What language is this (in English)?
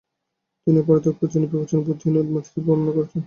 Bangla